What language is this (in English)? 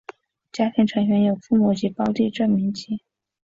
Chinese